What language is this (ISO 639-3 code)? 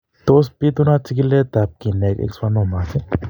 kln